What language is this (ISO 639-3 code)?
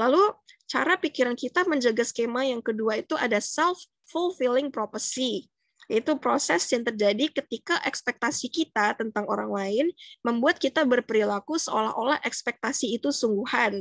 ind